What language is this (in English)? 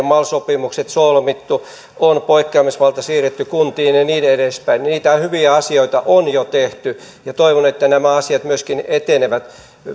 Finnish